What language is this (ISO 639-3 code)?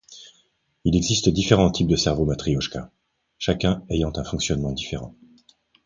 fra